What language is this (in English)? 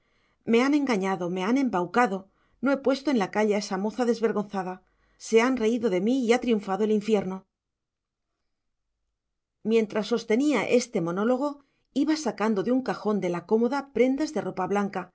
Spanish